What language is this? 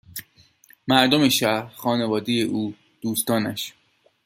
Persian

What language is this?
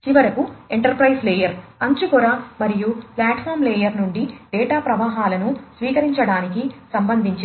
Telugu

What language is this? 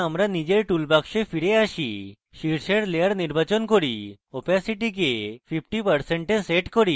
Bangla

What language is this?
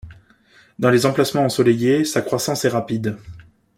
French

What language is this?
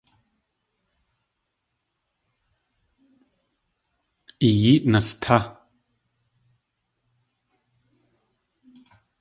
Tlingit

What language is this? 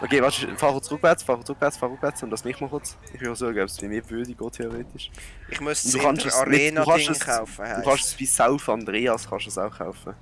German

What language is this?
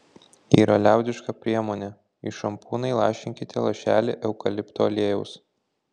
Lithuanian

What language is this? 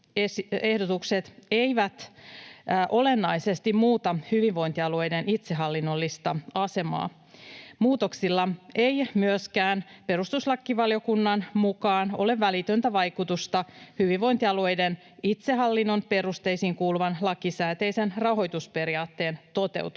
Finnish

